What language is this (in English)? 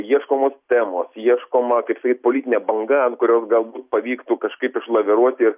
Lithuanian